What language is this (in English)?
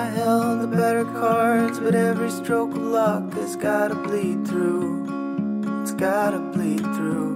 Persian